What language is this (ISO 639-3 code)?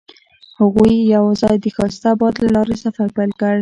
pus